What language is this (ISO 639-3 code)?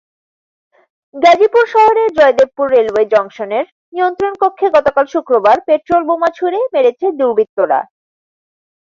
ben